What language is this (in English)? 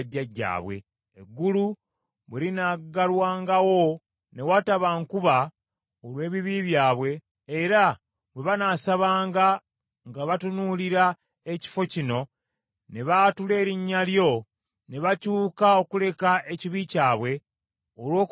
Ganda